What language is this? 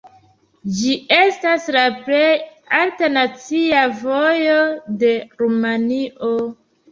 Esperanto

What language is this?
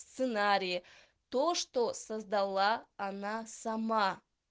Russian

